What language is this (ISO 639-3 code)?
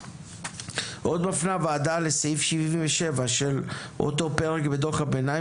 heb